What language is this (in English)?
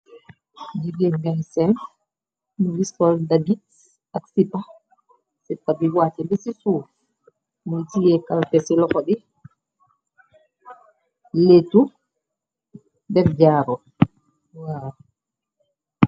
Wolof